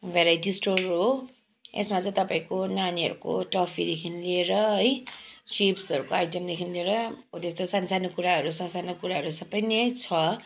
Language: Nepali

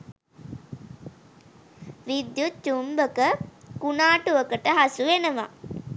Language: Sinhala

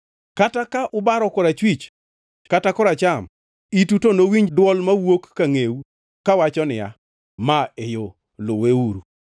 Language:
Luo (Kenya and Tanzania)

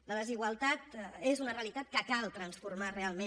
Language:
Catalan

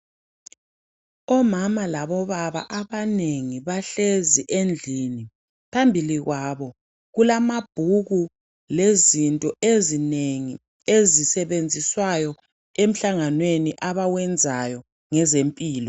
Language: North Ndebele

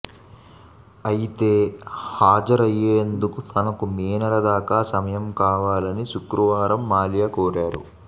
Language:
Telugu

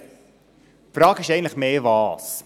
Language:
Swiss German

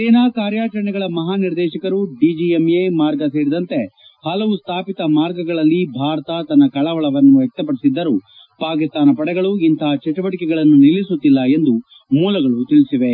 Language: Kannada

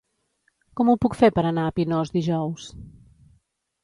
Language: Catalan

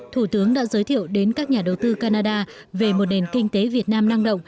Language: Vietnamese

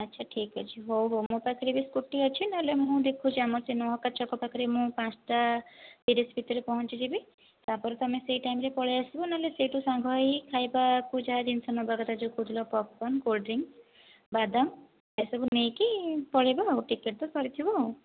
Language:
Odia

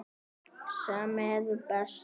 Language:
Icelandic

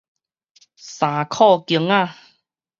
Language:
Min Nan Chinese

